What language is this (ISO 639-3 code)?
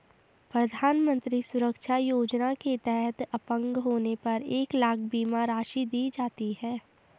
hin